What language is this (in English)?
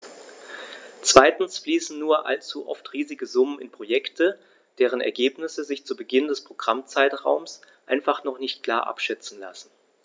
German